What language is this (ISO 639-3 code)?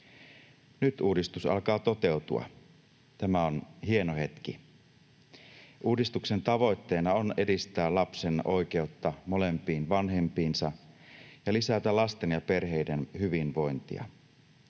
fin